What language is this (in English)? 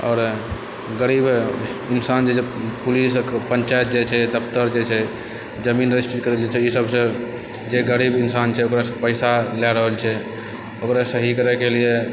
Maithili